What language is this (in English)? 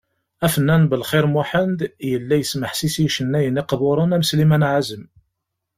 Kabyle